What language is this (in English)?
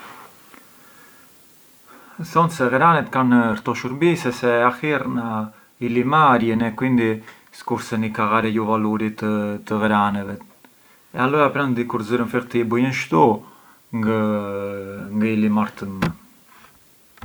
Arbëreshë Albanian